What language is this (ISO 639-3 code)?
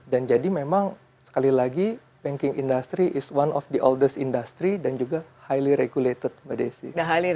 ind